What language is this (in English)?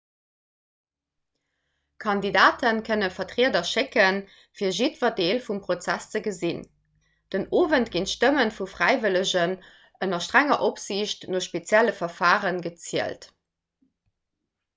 Luxembourgish